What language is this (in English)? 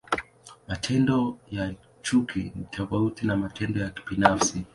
Swahili